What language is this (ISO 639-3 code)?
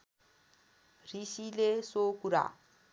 nep